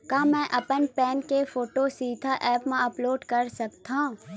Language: Chhattisgarhi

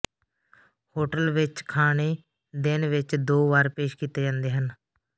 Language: Punjabi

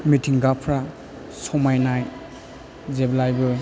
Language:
Bodo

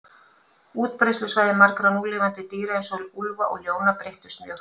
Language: Icelandic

